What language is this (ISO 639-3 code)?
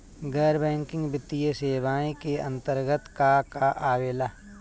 bho